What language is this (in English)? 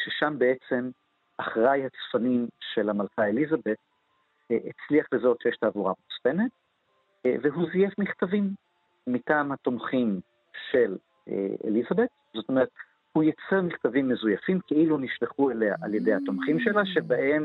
Hebrew